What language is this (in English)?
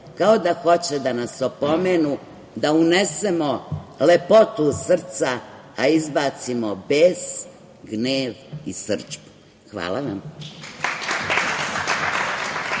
Serbian